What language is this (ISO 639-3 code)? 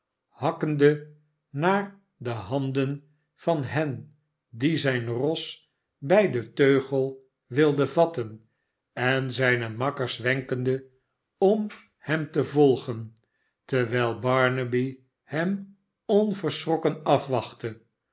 nld